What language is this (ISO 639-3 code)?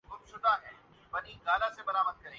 urd